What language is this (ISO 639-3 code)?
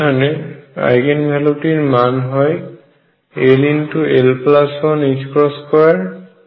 ben